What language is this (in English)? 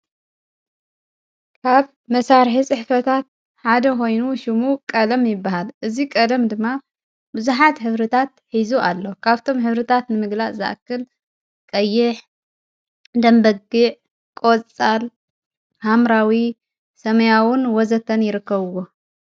Tigrinya